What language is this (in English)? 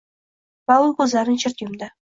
Uzbek